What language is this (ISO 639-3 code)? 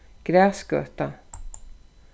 fao